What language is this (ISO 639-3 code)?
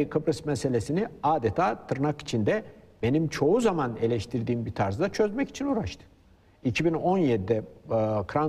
tur